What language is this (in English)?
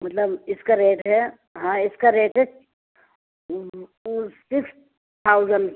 Urdu